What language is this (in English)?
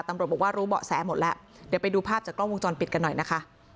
Thai